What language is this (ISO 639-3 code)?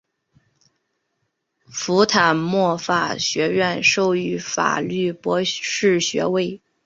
zho